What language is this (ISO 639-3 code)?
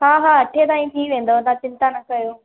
snd